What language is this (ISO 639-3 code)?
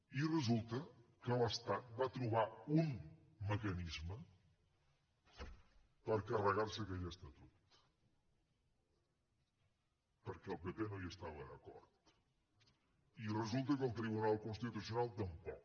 cat